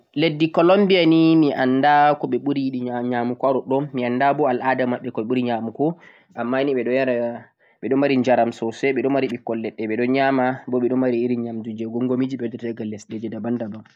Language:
Central-Eastern Niger Fulfulde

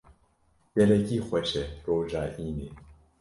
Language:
Kurdish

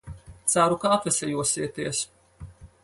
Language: Latvian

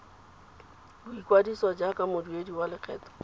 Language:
Tswana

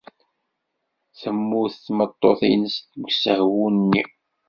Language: Kabyle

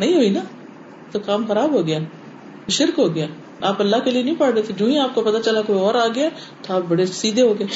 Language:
Urdu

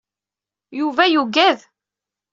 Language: Kabyle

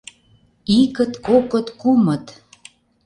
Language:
Mari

